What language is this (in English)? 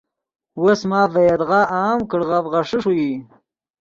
Yidgha